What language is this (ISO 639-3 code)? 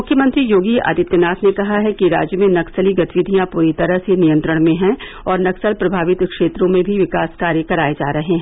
hin